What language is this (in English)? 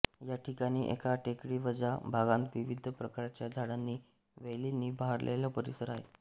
Marathi